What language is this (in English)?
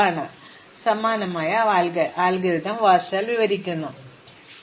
Malayalam